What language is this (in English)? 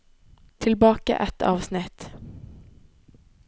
Norwegian